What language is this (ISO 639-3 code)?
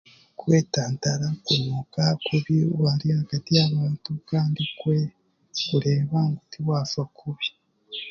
cgg